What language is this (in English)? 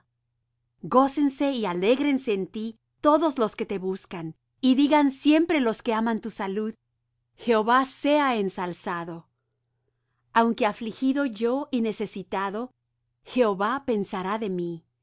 Spanish